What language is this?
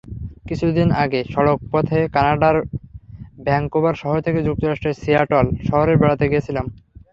Bangla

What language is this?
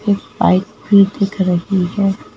Hindi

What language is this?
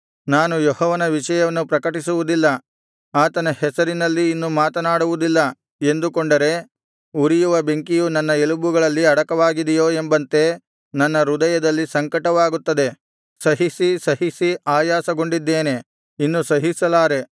Kannada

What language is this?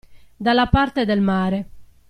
Italian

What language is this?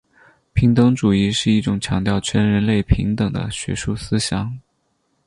Chinese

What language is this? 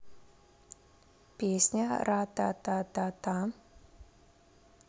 Russian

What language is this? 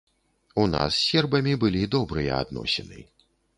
Belarusian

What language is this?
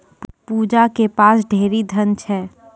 Maithili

